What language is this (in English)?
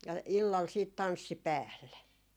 Finnish